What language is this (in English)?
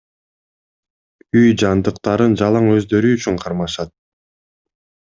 Kyrgyz